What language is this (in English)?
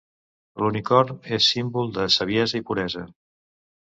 Catalan